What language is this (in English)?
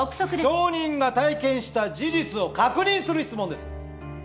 Japanese